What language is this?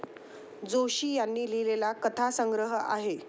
Marathi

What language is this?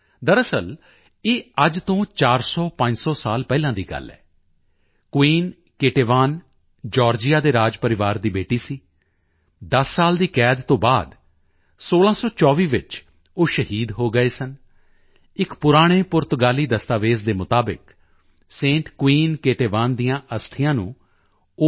Punjabi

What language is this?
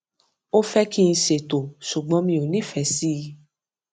Yoruba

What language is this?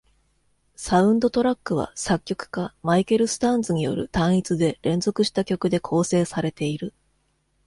Japanese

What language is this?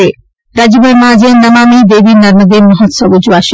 Gujarati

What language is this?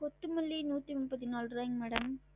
Tamil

